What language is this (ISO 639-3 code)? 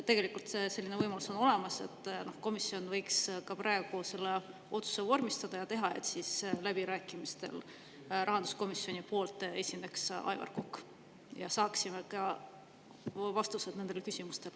est